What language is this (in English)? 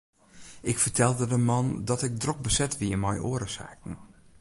Western Frisian